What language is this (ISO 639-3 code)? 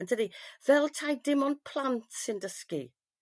cym